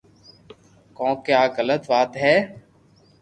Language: Loarki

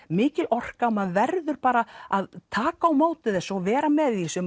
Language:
Icelandic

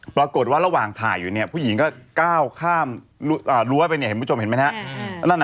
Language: Thai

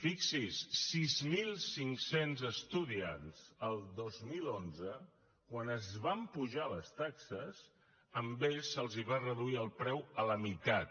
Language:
Catalan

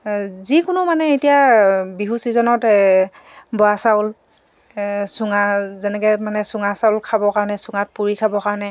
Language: Assamese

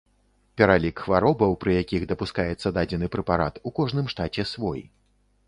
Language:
Belarusian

